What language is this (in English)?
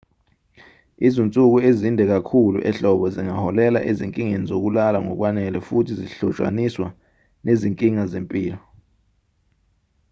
Zulu